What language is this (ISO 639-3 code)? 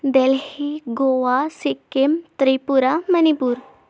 urd